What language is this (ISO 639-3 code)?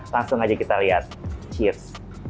ind